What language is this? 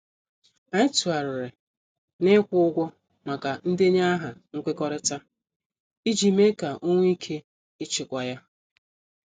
Igbo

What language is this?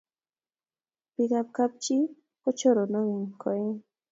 Kalenjin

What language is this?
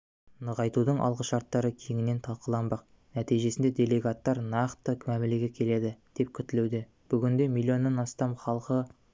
Kazakh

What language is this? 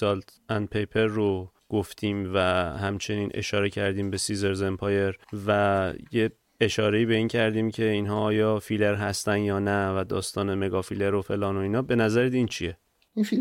Persian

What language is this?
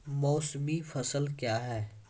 Maithili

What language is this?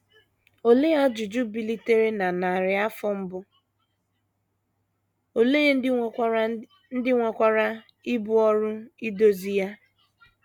Igbo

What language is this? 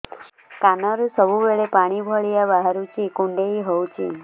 Odia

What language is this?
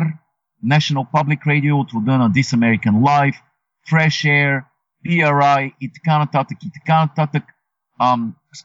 Bulgarian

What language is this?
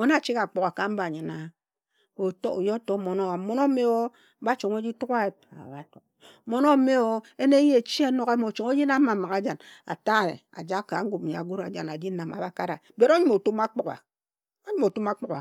Ejagham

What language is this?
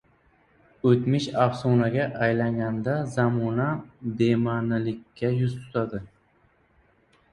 Uzbek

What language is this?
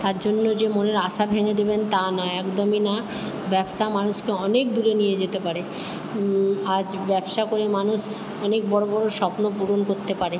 Bangla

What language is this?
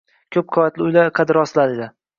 Uzbek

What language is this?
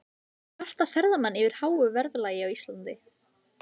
Icelandic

